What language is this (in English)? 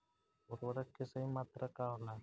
Bhojpuri